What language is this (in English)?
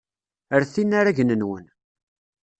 Kabyle